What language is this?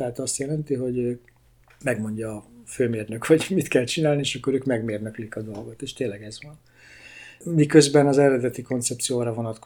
Hungarian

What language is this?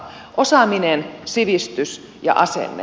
Finnish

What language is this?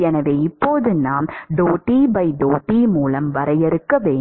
Tamil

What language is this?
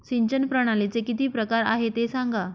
Marathi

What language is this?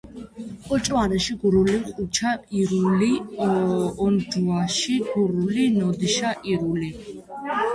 Georgian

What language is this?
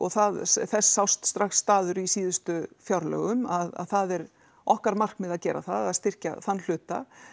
Icelandic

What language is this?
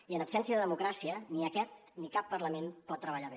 Catalan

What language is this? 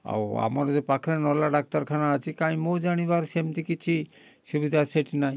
Odia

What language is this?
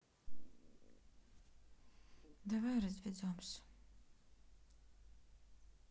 Russian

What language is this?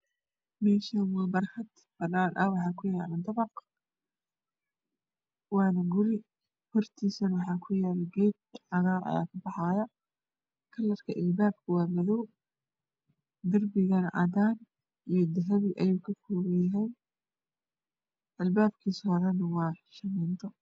Somali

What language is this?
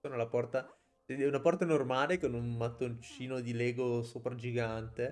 Italian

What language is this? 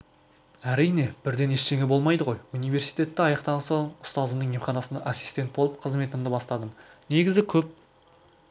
Kazakh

